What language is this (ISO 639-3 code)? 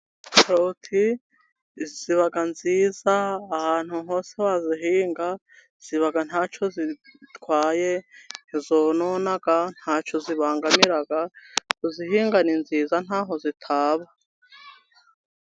kin